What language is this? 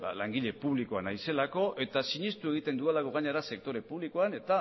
Basque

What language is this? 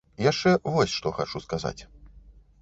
Belarusian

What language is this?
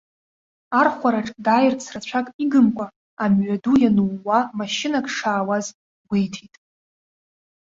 Abkhazian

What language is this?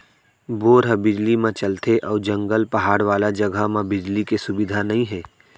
Chhattisgarhi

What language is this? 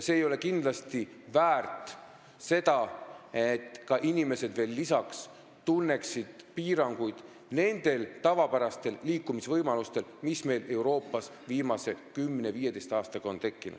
Estonian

